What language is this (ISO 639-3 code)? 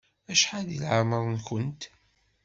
kab